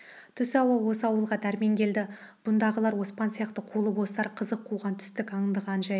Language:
Kazakh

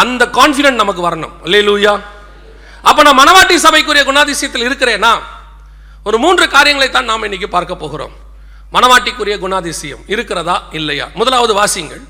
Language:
Tamil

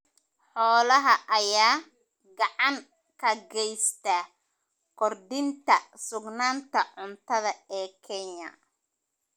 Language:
Somali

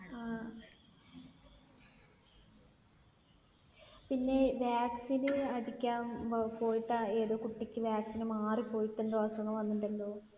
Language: Malayalam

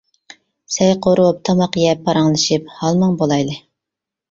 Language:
Uyghur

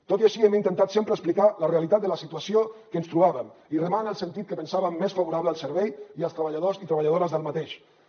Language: Catalan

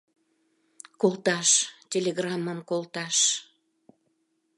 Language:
Mari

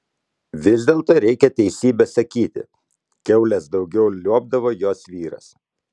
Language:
Lithuanian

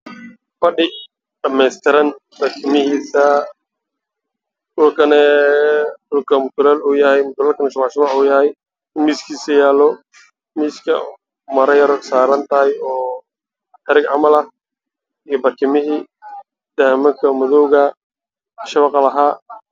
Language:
Somali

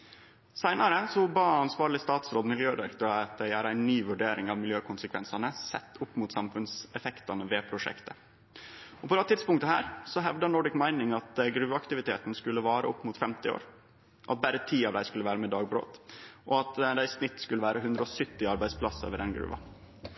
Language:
Norwegian Nynorsk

